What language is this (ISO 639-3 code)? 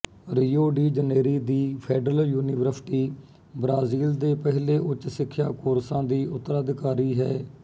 pan